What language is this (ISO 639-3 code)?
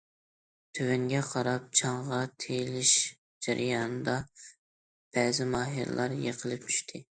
uig